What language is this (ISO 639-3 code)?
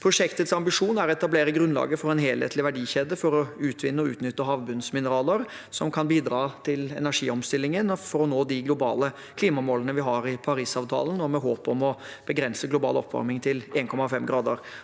nor